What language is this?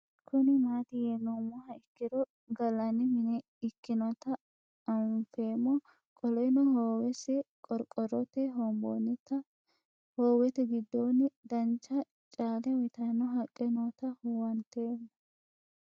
Sidamo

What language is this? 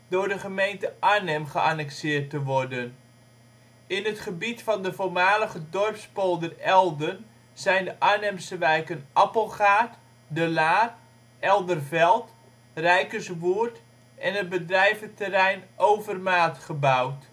Dutch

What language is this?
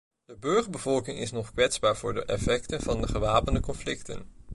Dutch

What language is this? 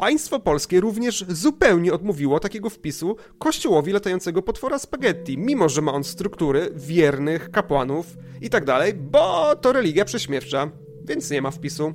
Polish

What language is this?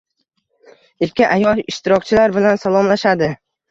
Uzbek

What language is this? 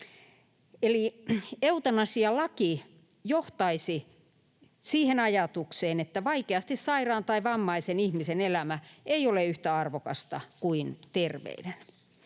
Finnish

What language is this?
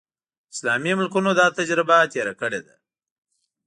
Pashto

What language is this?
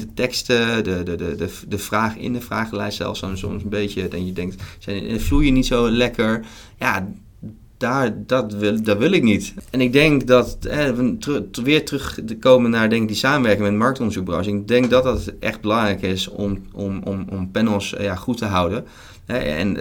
Dutch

